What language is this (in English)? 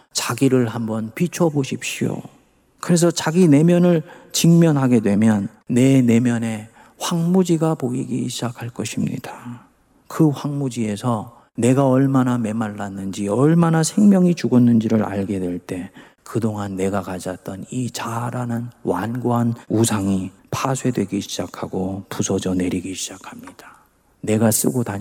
Korean